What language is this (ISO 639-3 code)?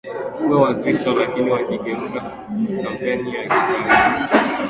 swa